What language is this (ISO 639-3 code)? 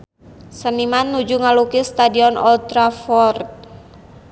sun